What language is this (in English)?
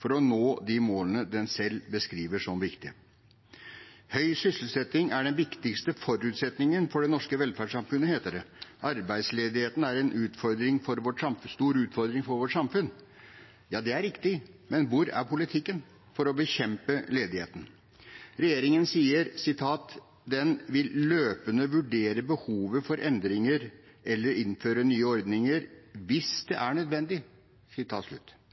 Norwegian Bokmål